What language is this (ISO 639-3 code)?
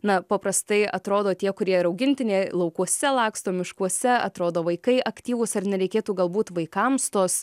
lit